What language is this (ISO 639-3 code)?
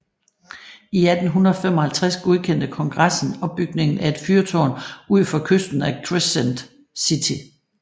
dan